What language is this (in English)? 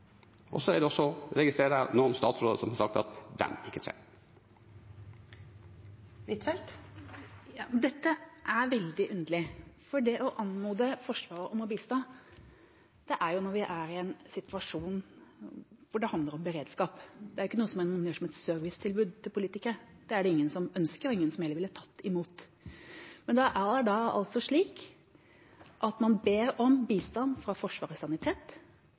Norwegian